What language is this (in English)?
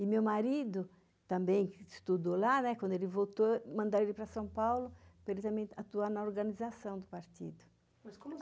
Portuguese